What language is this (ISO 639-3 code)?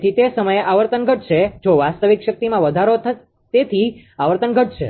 guj